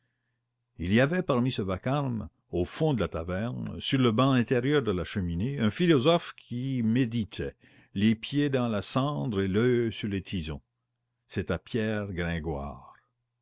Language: French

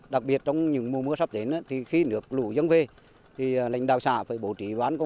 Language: Vietnamese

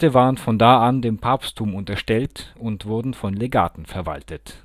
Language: German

